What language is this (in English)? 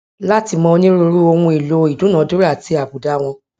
Yoruba